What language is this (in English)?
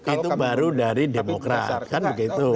Indonesian